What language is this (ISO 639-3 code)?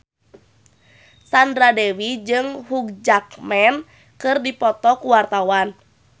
sun